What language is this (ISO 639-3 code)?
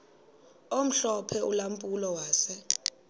xho